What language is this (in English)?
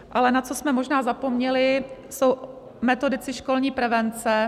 Czech